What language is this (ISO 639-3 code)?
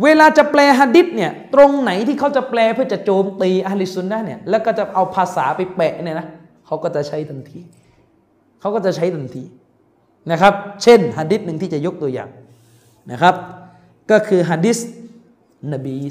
tha